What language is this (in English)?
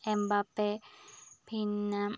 Malayalam